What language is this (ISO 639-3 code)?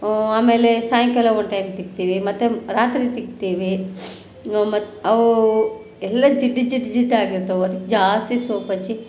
kan